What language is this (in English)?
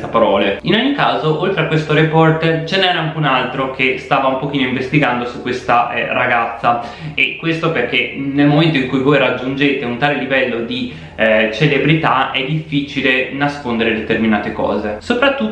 Italian